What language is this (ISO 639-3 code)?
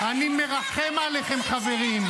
heb